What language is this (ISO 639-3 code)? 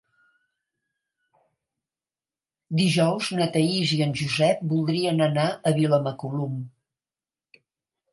cat